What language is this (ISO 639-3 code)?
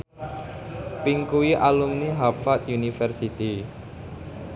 jav